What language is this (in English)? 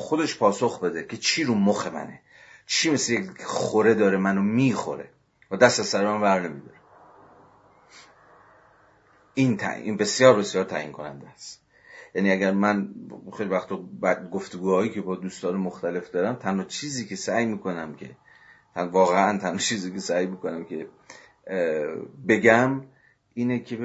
Persian